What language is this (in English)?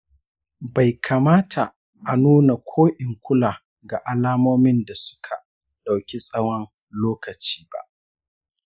Hausa